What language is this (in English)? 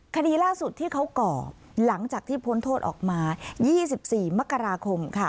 Thai